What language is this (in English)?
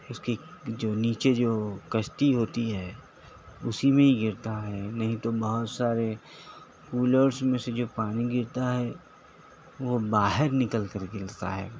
Urdu